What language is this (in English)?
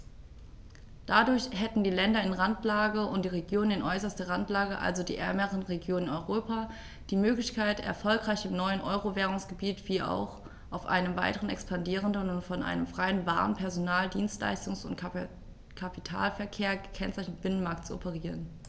German